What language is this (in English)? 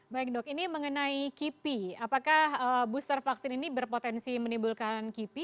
Indonesian